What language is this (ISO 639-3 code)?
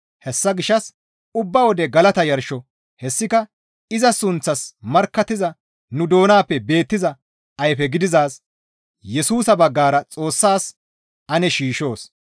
gmv